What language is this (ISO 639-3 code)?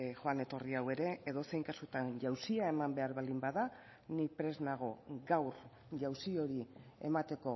eus